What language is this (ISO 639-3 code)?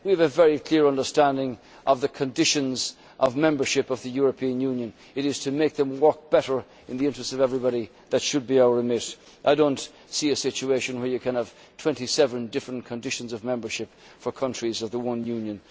eng